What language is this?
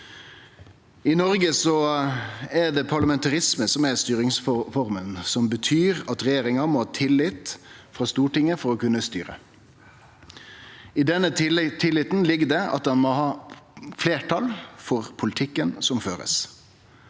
Norwegian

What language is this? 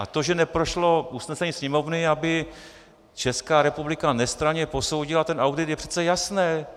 Czech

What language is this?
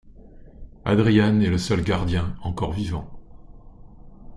French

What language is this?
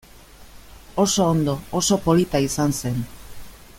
Basque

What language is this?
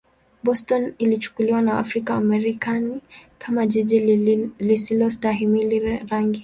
Swahili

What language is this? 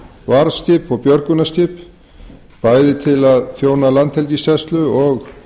Icelandic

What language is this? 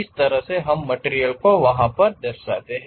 Hindi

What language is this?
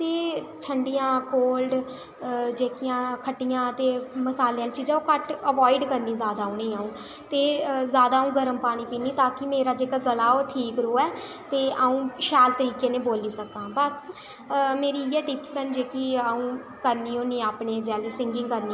Dogri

